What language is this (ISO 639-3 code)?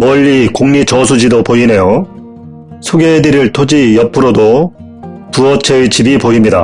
kor